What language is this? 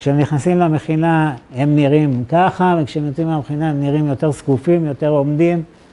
Hebrew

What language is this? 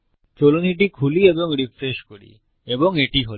Bangla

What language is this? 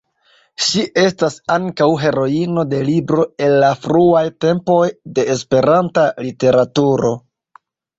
Esperanto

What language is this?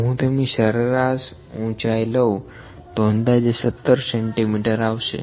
Gujarati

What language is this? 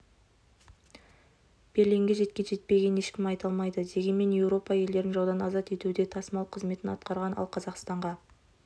Kazakh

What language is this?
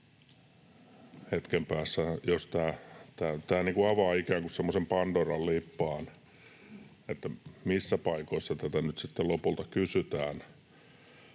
Finnish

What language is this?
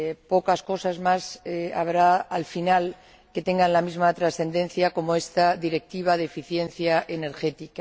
Spanish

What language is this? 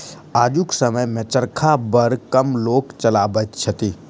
Maithili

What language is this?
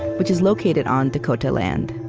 English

